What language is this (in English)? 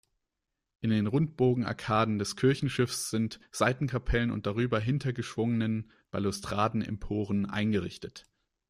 German